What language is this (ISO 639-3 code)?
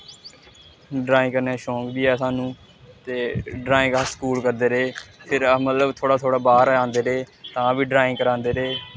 doi